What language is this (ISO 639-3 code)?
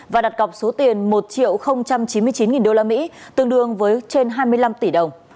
vie